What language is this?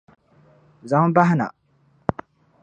Dagbani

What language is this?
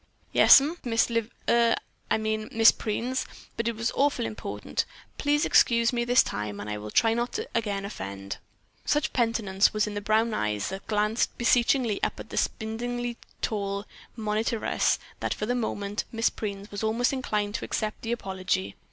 English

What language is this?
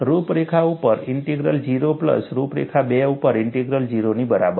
Gujarati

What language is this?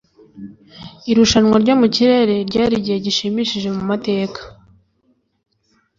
Kinyarwanda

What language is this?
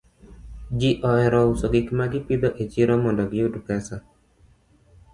Luo (Kenya and Tanzania)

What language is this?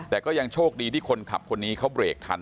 Thai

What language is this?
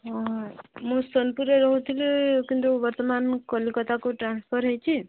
Odia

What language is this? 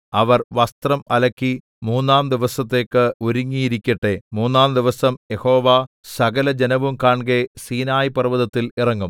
Malayalam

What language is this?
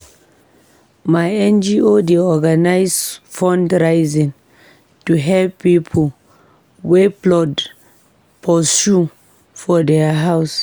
Nigerian Pidgin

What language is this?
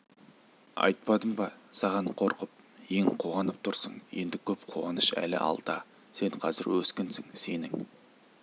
Kazakh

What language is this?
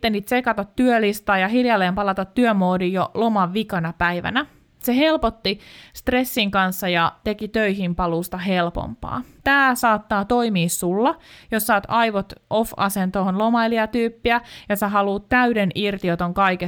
Finnish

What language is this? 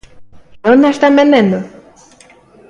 Galician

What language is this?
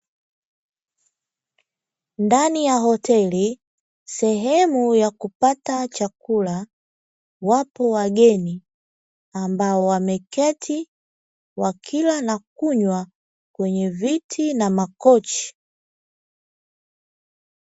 Swahili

